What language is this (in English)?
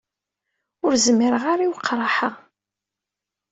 Kabyle